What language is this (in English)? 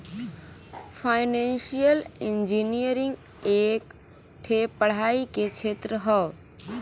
Bhojpuri